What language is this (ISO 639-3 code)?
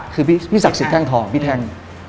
tha